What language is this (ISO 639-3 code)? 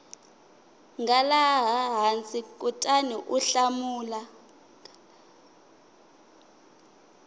tso